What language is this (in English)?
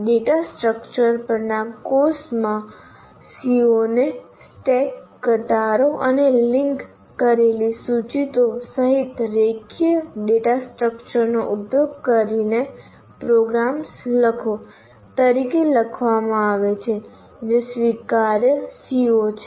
Gujarati